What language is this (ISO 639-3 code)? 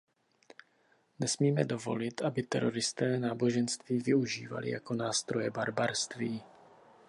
ces